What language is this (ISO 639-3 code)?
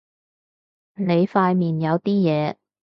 yue